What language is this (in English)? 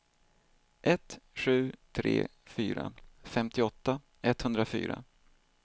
Swedish